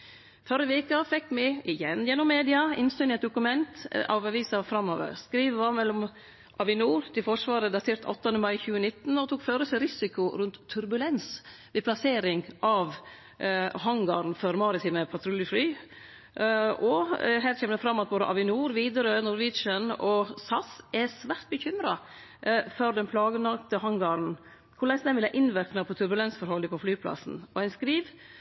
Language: Norwegian Nynorsk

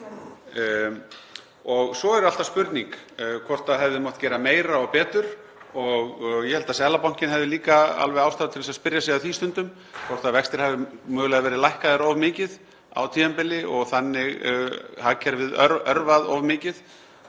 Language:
Icelandic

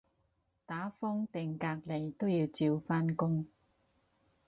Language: Cantonese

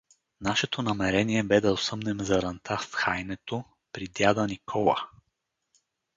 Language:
Bulgarian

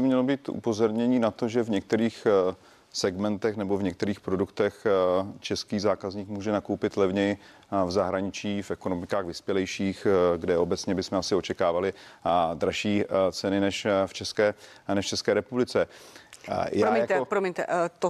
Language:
Czech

